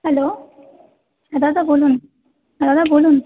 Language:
Bangla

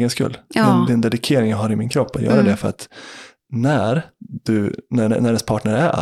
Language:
Swedish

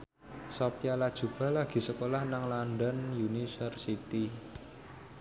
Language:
Javanese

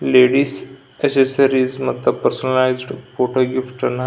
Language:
Kannada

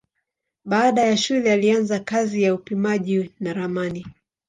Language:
Swahili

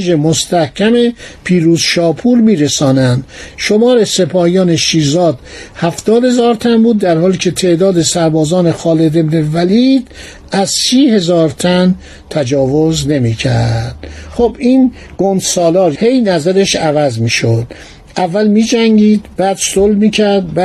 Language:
Persian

